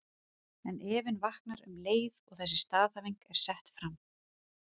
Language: Icelandic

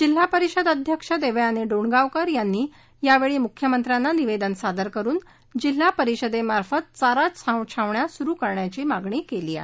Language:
Marathi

